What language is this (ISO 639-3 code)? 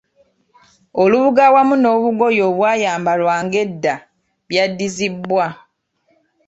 lug